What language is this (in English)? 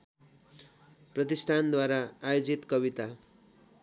Nepali